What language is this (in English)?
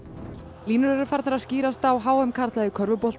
Icelandic